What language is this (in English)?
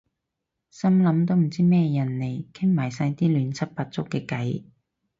Cantonese